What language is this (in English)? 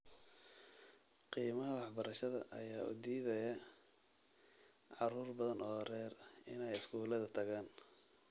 Somali